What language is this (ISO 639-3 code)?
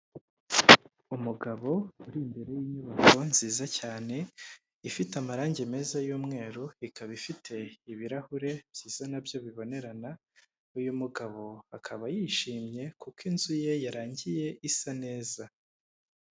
kin